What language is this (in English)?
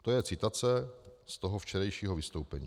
Czech